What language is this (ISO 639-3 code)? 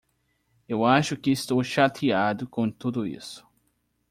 por